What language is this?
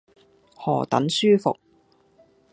Cantonese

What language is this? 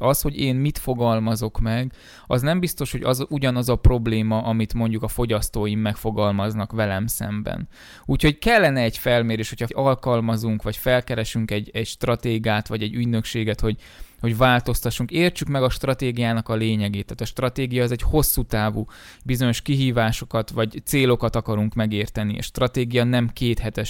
Hungarian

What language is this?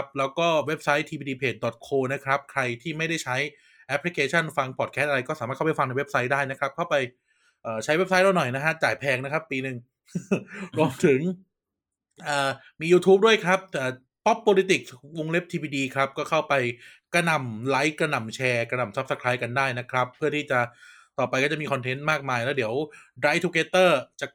Thai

